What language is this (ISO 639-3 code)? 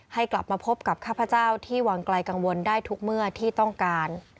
tha